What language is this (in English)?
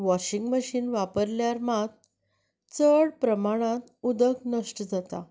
Konkani